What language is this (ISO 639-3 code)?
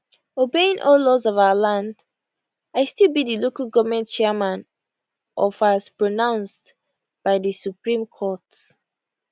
pcm